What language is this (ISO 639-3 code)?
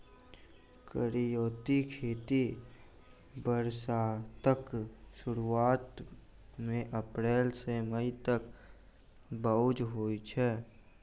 mai